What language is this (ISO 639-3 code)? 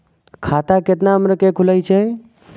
mai